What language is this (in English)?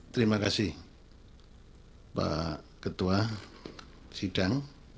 Indonesian